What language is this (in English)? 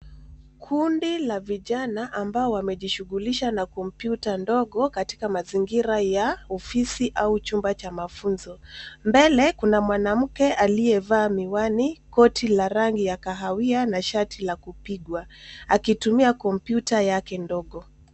Swahili